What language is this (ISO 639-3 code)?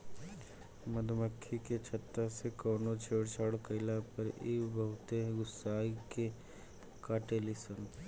bho